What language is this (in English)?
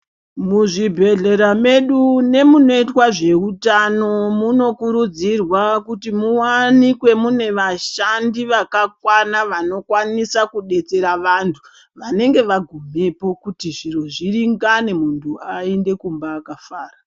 Ndau